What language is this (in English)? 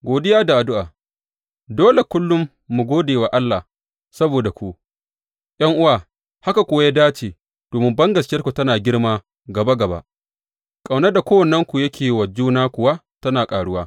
Hausa